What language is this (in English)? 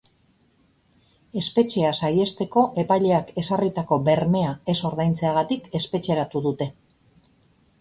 Basque